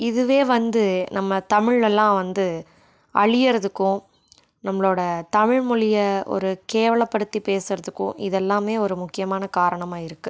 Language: Tamil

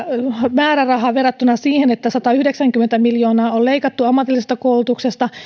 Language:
Finnish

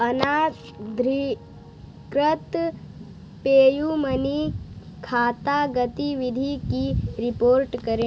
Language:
Hindi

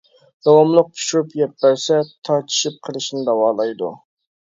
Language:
Uyghur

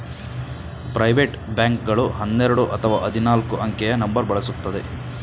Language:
Kannada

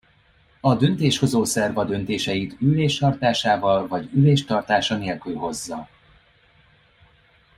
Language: Hungarian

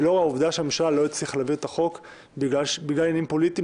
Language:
Hebrew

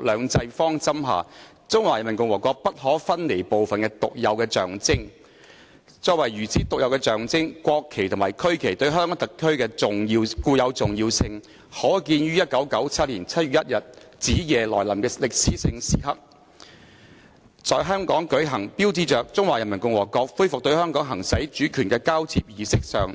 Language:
Cantonese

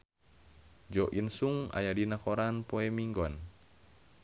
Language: Sundanese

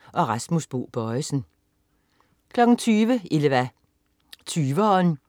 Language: Danish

